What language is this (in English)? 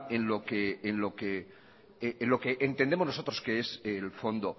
Spanish